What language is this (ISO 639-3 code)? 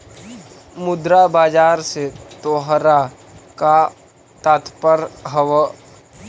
mag